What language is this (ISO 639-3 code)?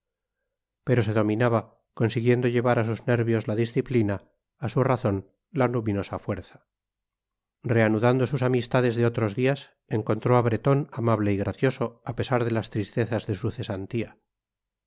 spa